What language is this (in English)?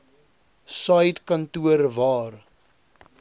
Afrikaans